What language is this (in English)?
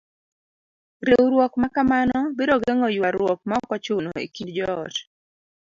Luo (Kenya and Tanzania)